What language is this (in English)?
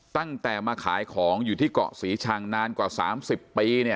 Thai